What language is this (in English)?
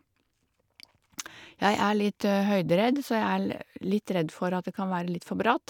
Norwegian